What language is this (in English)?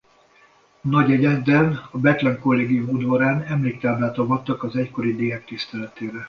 Hungarian